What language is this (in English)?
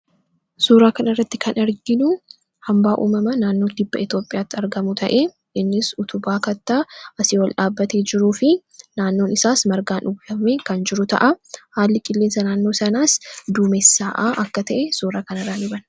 Oromo